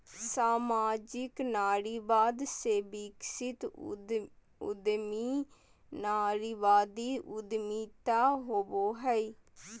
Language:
Magahi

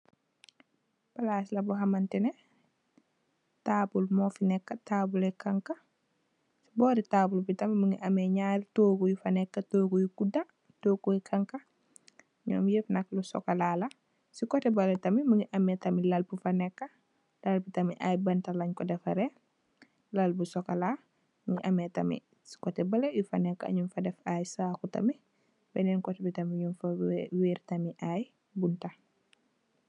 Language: Wolof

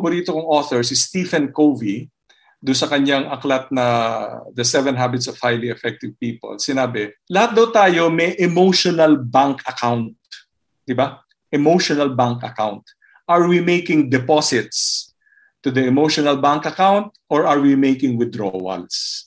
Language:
Filipino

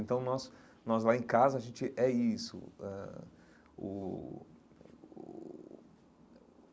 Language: Portuguese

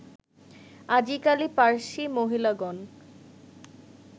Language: Bangla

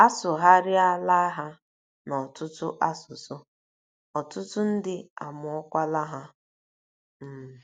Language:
Igbo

